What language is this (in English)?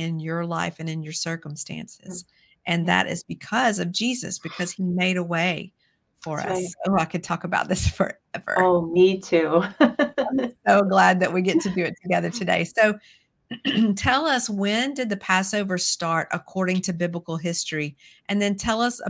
English